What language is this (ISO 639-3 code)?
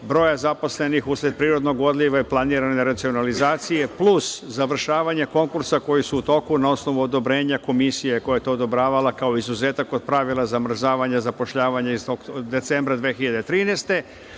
srp